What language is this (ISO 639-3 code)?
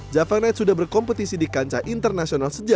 ind